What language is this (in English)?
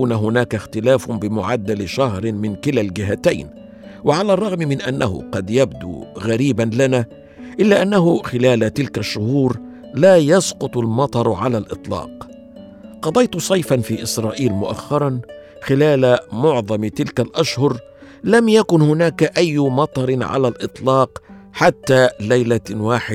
Arabic